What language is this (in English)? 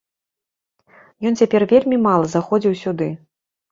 Belarusian